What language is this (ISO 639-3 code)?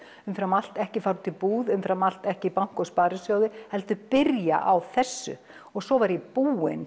isl